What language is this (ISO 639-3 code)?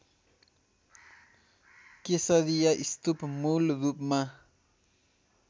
nep